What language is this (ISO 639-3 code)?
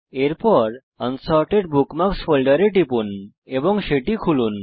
ben